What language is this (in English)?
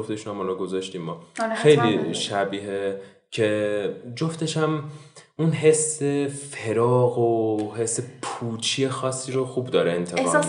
Persian